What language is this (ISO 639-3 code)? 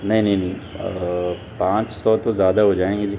urd